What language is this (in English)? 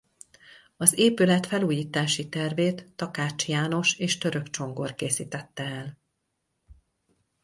Hungarian